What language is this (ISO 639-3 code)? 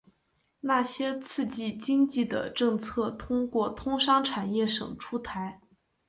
zho